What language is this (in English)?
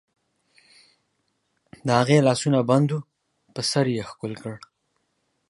Pashto